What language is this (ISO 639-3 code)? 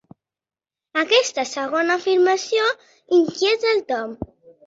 cat